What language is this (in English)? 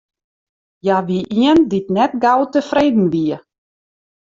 Western Frisian